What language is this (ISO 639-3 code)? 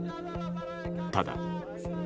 jpn